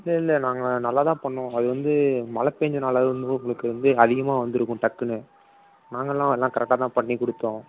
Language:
Tamil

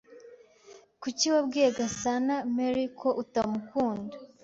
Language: Kinyarwanda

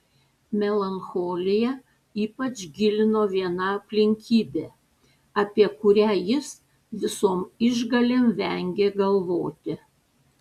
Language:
Lithuanian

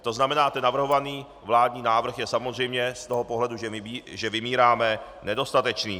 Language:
Czech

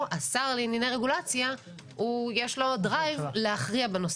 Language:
Hebrew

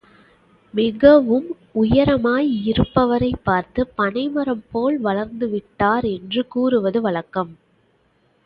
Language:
Tamil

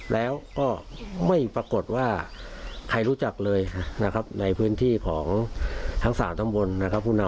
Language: Thai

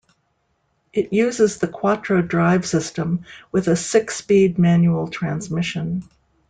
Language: English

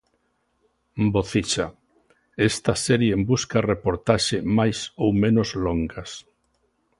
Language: Galician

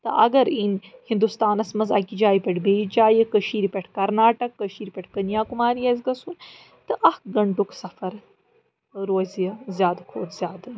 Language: Kashmiri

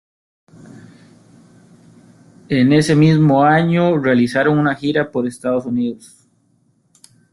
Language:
Spanish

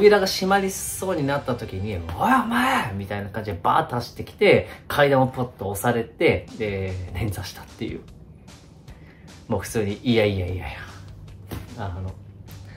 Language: Japanese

